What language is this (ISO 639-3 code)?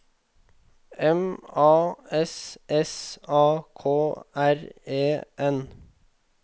nor